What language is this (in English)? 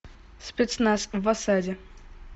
Russian